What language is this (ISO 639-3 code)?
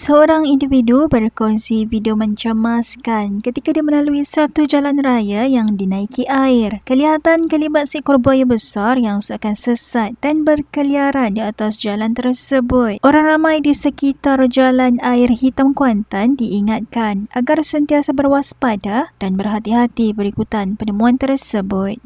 msa